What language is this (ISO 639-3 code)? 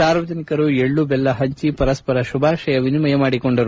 kan